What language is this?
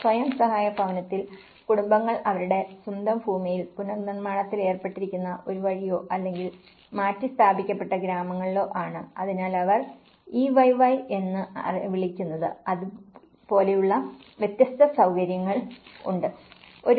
Malayalam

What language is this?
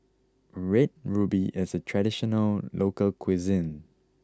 English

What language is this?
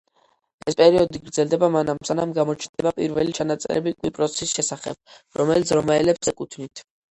Georgian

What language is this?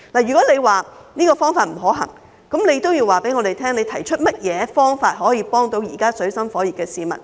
Cantonese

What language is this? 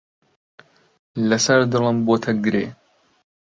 Central Kurdish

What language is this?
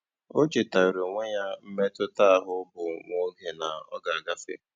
Igbo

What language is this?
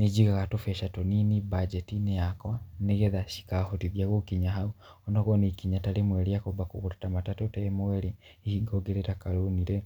Kikuyu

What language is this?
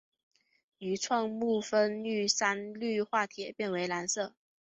Chinese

